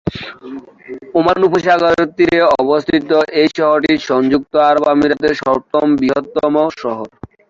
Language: Bangla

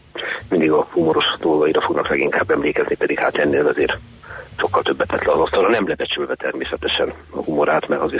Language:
Hungarian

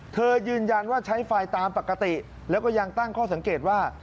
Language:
Thai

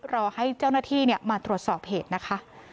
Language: Thai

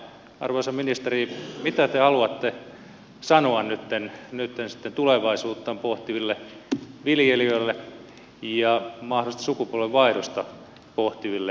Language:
Finnish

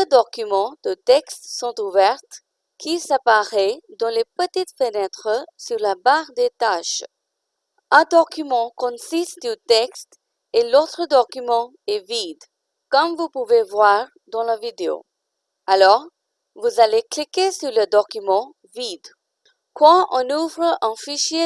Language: French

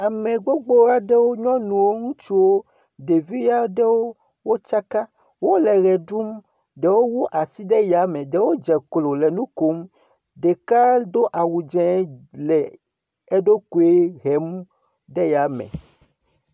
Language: Ewe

